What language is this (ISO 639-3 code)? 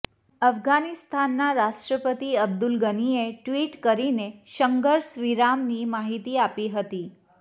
guj